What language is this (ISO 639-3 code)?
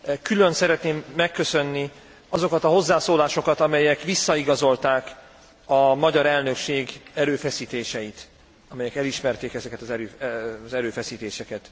hun